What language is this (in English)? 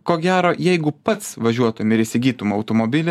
Lithuanian